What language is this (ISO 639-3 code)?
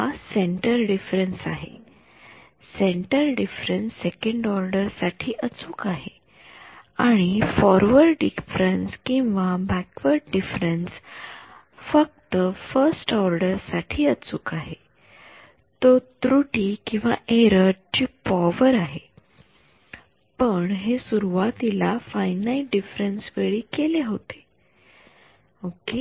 mar